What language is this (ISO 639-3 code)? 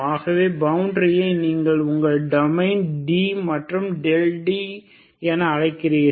tam